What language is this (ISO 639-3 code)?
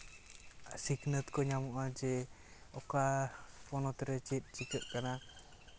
sat